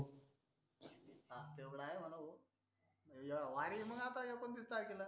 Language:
Marathi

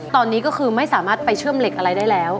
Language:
Thai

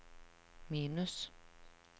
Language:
Norwegian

